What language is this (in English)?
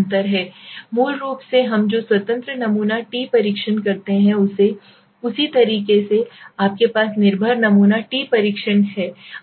Hindi